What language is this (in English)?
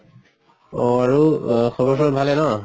Assamese